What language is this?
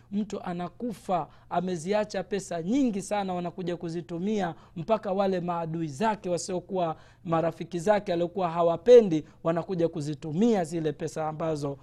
Swahili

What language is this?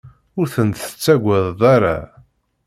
Kabyle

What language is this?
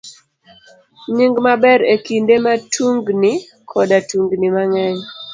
Luo (Kenya and Tanzania)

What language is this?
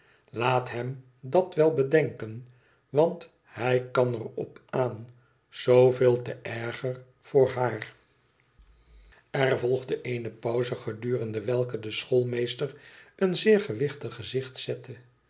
Dutch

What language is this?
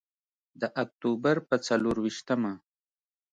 Pashto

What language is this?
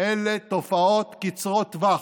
Hebrew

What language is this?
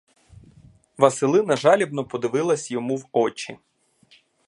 Ukrainian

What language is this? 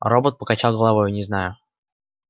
Russian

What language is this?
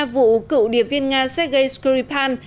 Vietnamese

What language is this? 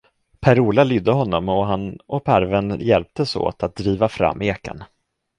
Swedish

